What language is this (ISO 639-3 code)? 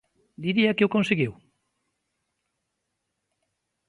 glg